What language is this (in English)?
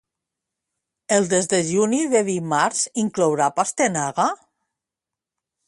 Catalan